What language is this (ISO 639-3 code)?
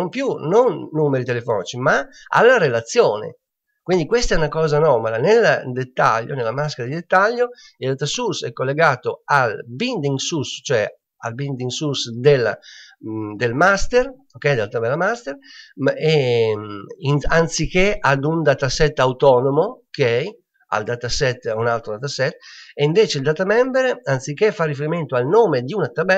ita